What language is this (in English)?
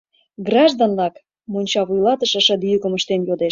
Mari